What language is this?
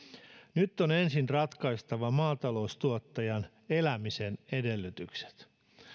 Finnish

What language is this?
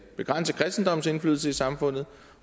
Danish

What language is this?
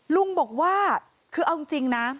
Thai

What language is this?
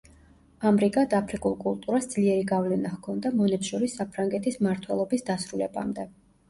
Georgian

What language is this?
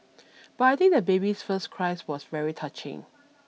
English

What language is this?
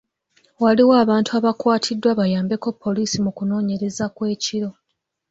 Ganda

